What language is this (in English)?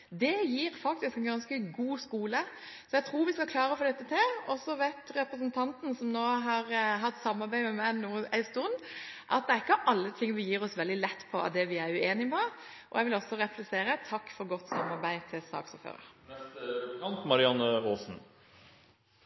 Norwegian Bokmål